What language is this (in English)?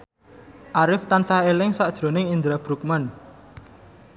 Javanese